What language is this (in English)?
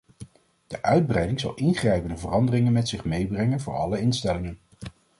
Dutch